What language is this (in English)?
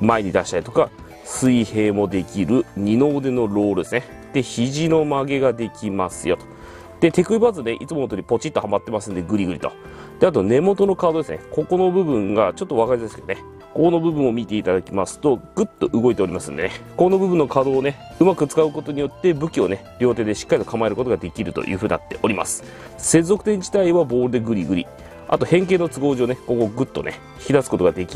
Japanese